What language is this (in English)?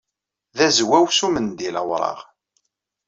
Kabyle